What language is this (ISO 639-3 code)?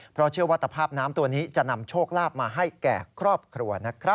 tha